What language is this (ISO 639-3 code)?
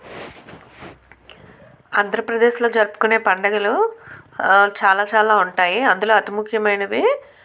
tel